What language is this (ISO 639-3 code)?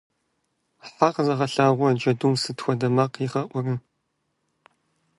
kbd